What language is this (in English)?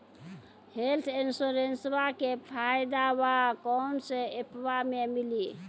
Maithili